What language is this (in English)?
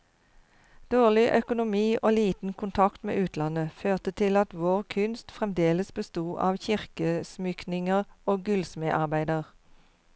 Norwegian